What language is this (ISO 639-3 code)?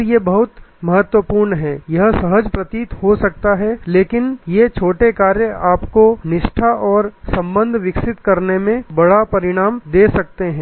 hin